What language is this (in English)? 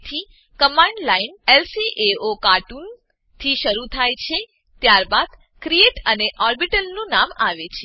Gujarati